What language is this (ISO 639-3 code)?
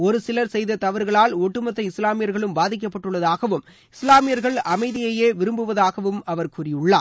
tam